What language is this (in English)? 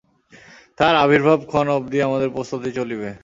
Bangla